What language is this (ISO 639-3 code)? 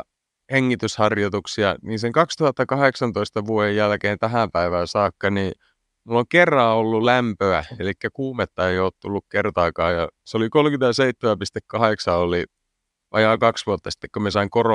fin